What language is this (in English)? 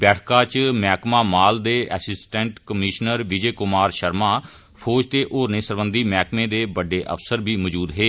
Dogri